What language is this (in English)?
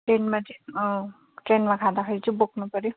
Nepali